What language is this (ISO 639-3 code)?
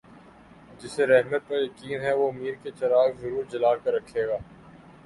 urd